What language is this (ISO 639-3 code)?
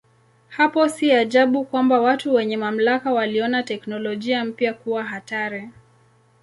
swa